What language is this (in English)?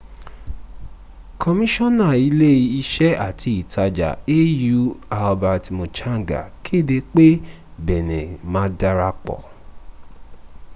Yoruba